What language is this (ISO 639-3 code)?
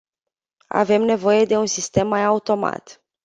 ron